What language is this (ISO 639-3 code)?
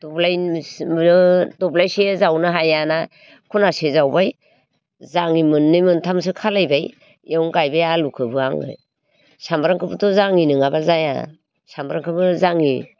brx